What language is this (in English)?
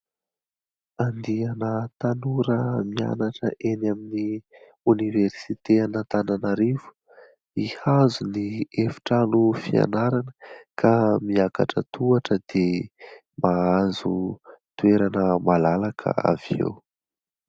Malagasy